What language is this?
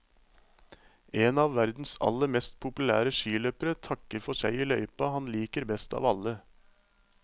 Norwegian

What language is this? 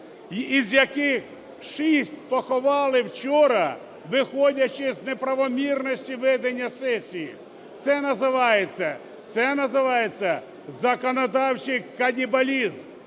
Ukrainian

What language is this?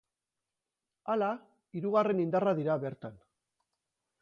Basque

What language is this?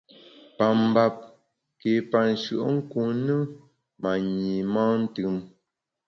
Bamun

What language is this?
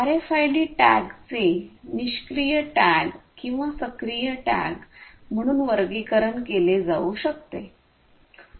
Marathi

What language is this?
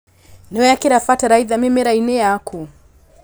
Kikuyu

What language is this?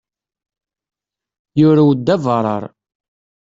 Kabyle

